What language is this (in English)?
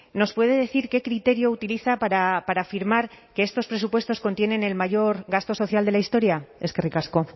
Spanish